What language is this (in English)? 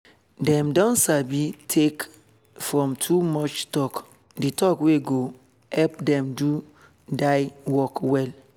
Nigerian Pidgin